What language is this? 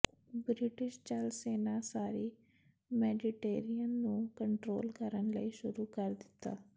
Punjabi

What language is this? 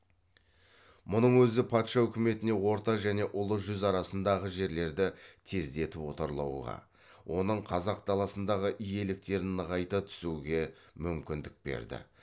Kazakh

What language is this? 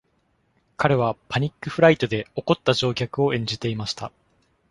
Japanese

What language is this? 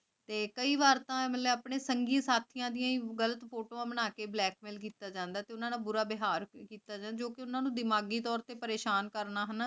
Punjabi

